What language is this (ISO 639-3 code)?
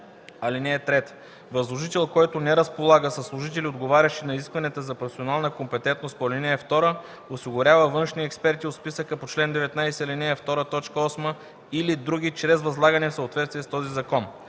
bul